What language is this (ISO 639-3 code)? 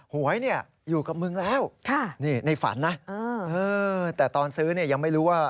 tha